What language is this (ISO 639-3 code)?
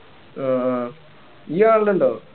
mal